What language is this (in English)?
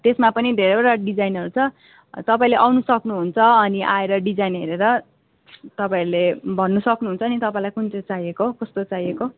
Nepali